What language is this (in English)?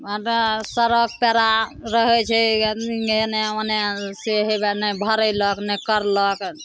Maithili